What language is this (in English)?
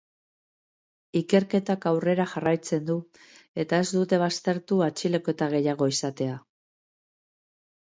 Basque